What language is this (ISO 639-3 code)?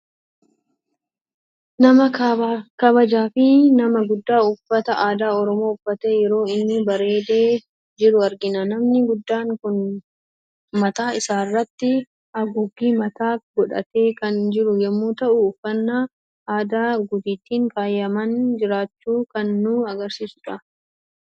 orm